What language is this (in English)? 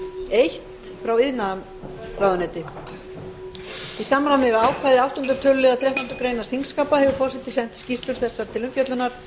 Icelandic